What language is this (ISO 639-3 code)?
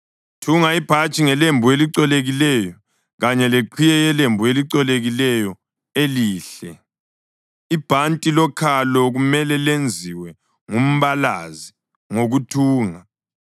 nde